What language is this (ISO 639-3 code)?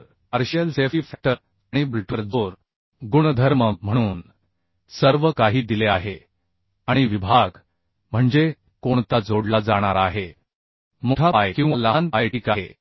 mar